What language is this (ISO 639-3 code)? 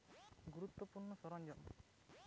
ben